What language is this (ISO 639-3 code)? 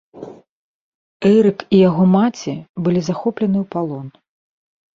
bel